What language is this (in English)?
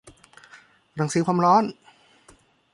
Thai